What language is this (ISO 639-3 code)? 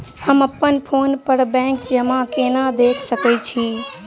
mai